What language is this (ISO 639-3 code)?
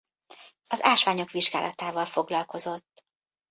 hun